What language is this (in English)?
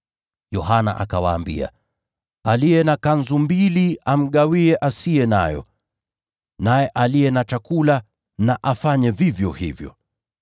Swahili